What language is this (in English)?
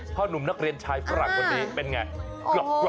Thai